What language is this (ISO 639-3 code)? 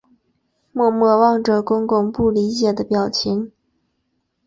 zho